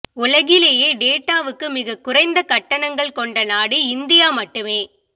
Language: Tamil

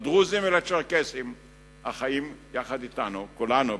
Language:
Hebrew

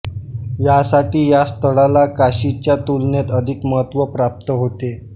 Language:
Marathi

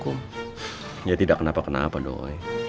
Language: Indonesian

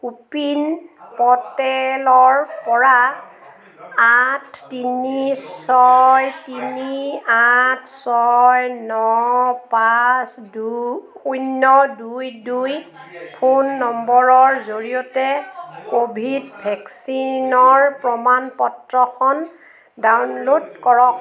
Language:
Assamese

